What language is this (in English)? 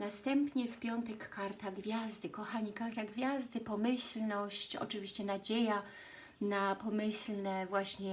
Polish